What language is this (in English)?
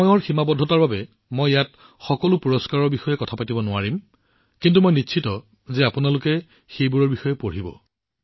Assamese